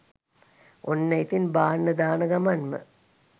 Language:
Sinhala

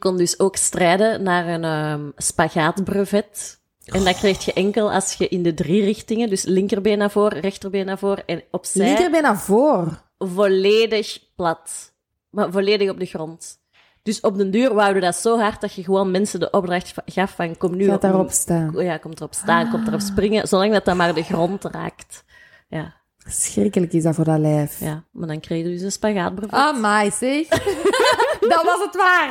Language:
Dutch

